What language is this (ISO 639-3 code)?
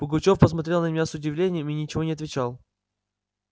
rus